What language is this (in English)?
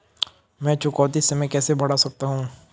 Hindi